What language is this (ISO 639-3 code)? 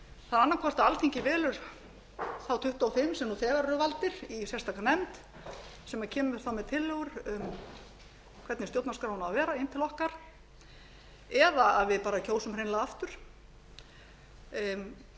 isl